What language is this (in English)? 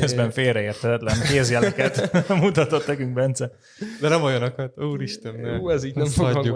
Hungarian